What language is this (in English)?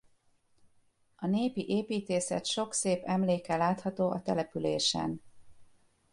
Hungarian